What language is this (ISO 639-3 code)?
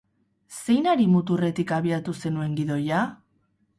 eus